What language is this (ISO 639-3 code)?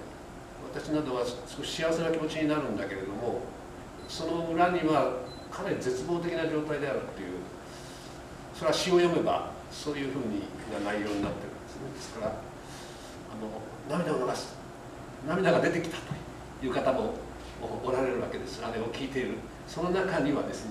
jpn